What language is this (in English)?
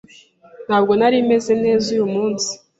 Kinyarwanda